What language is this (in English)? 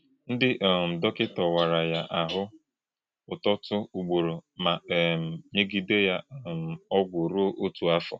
Igbo